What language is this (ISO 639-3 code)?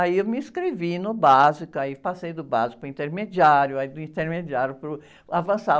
por